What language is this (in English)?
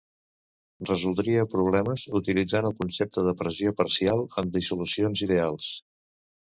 Catalan